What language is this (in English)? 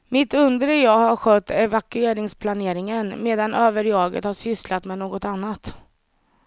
Swedish